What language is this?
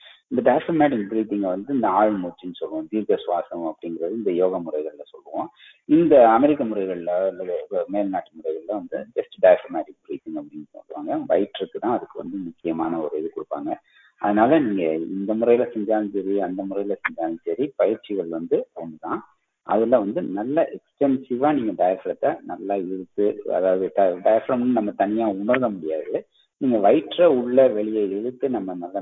Tamil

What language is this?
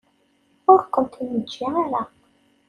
Kabyle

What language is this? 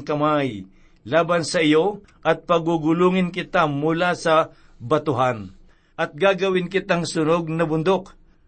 Filipino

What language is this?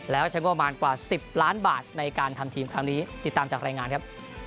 Thai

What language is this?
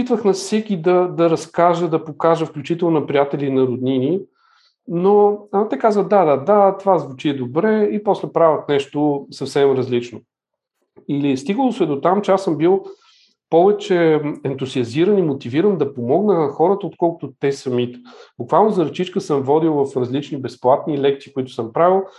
Bulgarian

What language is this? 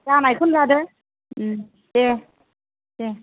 Bodo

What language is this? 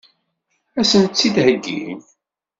Kabyle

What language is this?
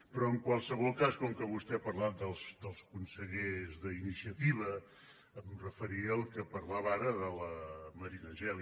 Catalan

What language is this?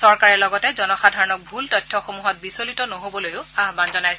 Assamese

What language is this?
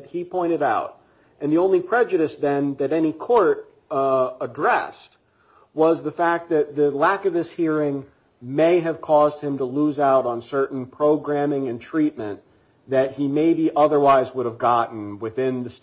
English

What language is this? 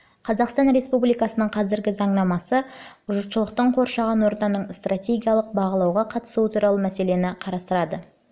Kazakh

